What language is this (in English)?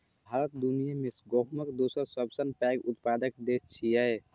Maithili